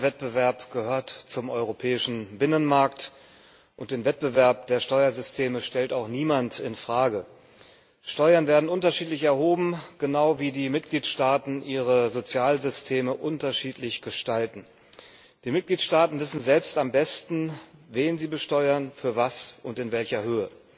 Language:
German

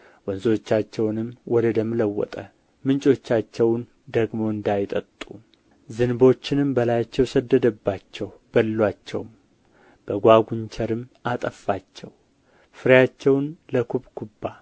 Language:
Amharic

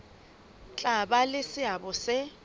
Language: Southern Sotho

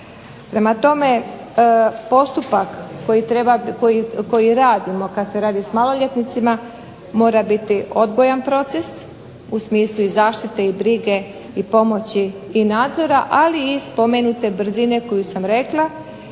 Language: Croatian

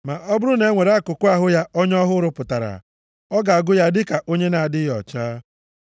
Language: Igbo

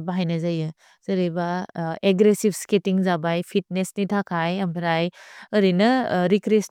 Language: Bodo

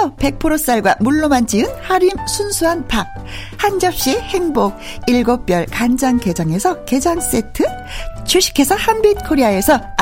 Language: Korean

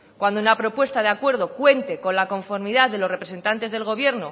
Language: Spanish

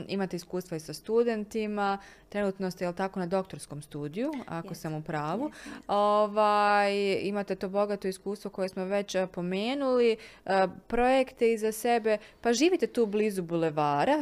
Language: Croatian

